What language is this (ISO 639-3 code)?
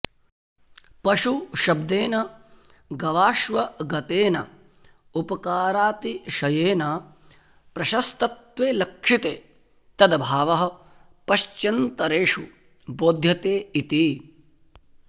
san